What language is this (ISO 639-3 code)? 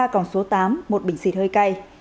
vie